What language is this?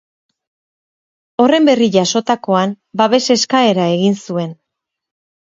Basque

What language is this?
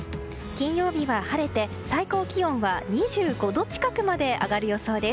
Japanese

